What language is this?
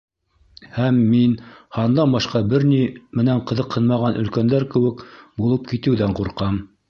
Bashkir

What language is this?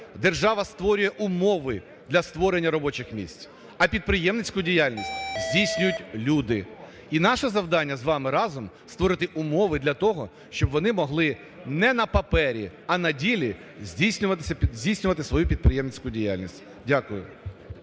Ukrainian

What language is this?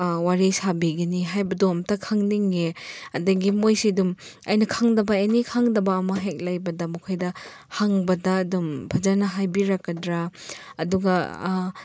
Manipuri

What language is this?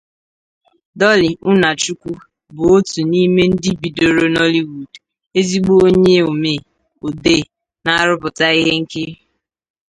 Igbo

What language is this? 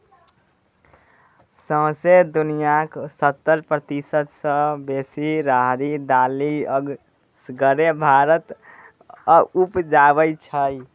Maithili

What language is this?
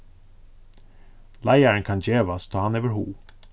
Faroese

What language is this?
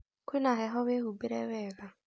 Kikuyu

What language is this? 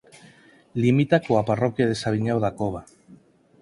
Galician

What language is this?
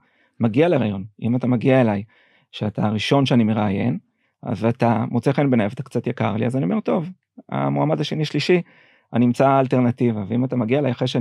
Hebrew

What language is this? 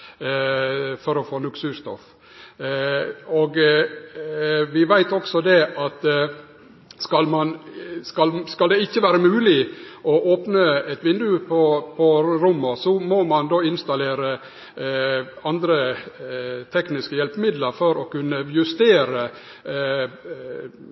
Norwegian Nynorsk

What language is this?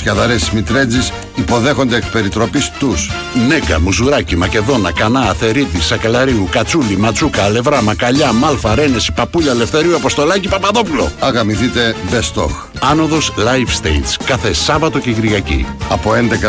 Greek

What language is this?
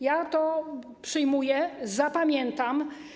Polish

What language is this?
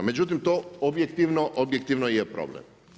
Croatian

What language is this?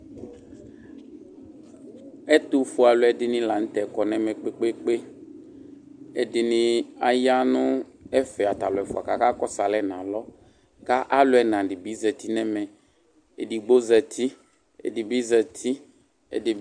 Ikposo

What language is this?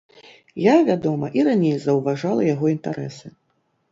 Belarusian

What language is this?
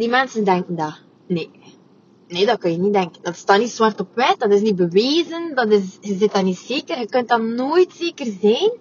Dutch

